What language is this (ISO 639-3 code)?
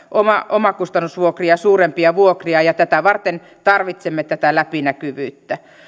fin